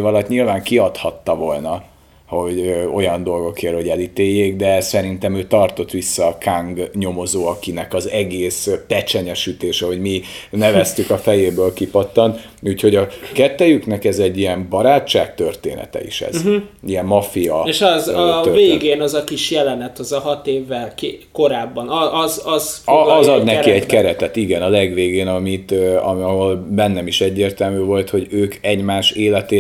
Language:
Hungarian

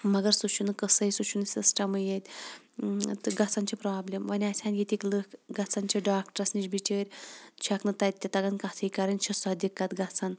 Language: Kashmiri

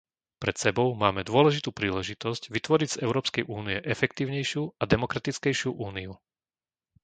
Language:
Slovak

